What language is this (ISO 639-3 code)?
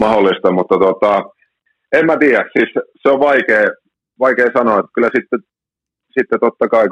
fin